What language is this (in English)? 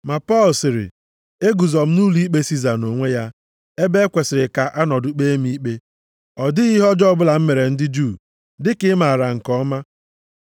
Igbo